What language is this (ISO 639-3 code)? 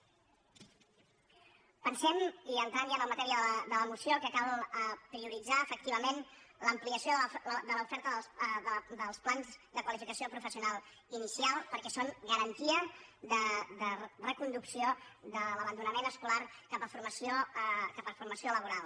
cat